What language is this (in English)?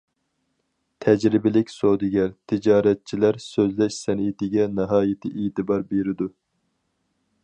Uyghur